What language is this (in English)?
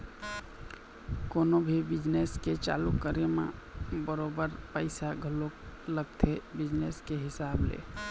Chhattisgarhi